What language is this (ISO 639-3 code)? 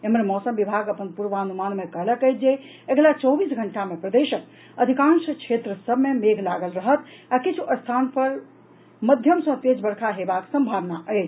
mai